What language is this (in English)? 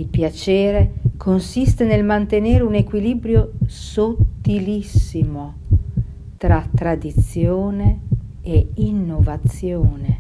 Italian